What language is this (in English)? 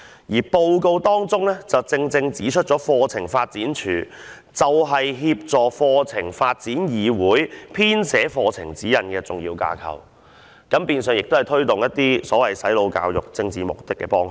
Cantonese